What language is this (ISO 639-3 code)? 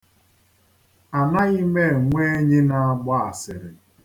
ibo